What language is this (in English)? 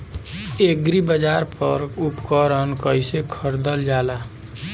Bhojpuri